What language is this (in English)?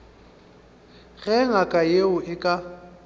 Northern Sotho